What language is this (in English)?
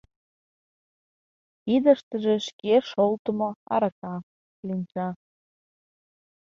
Mari